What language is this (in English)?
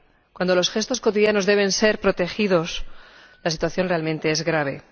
Spanish